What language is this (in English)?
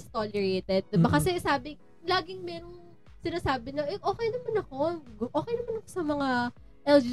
Filipino